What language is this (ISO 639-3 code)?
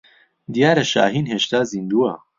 ckb